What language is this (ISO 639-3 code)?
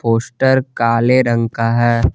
hin